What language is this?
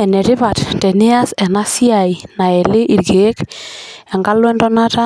Masai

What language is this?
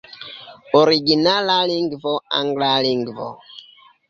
Esperanto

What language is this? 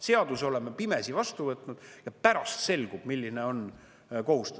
Estonian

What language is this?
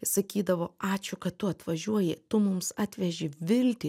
Lithuanian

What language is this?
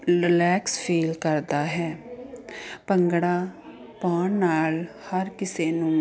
Punjabi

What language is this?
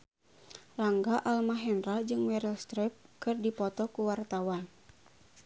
Sundanese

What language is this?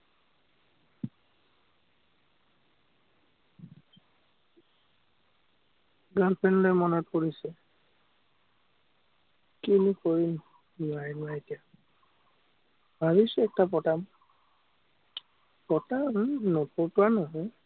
Assamese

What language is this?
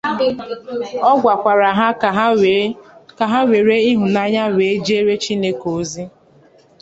Igbo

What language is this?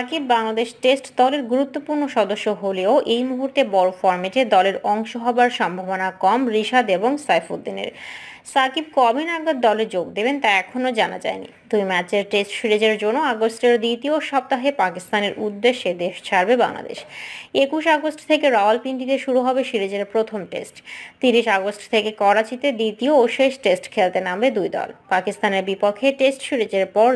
Bangla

